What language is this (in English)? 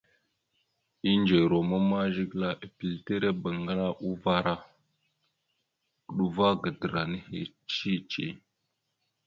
Mada (Cameroon)